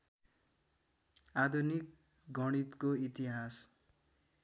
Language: Nepali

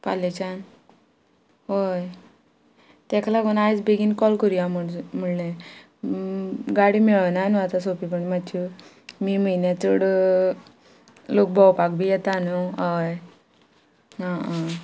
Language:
Konkani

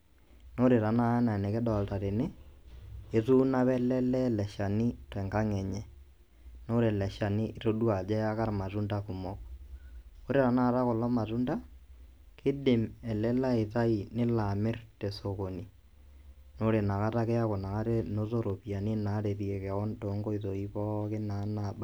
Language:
Masai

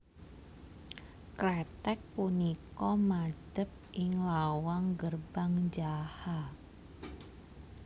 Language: Javanese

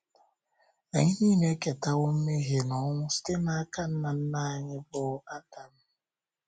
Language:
Igbo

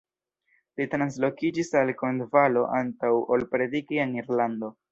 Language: Esperanto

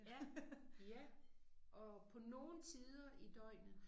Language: Danish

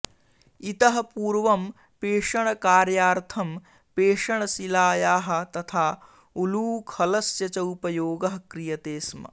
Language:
Sanskrit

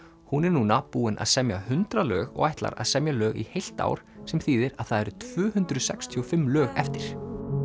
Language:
Icelandic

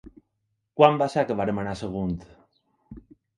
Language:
Catalan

